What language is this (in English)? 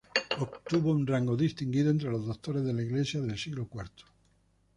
Spanish